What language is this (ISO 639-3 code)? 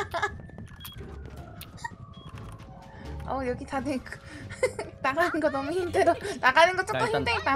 kor